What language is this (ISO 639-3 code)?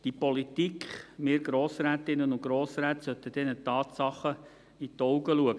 gsw